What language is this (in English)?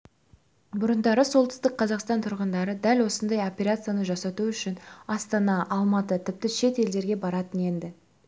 Kazakh